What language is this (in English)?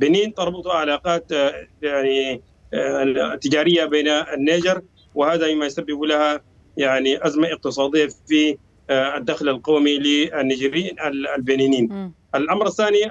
Arabic